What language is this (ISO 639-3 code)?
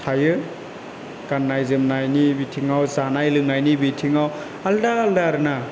brx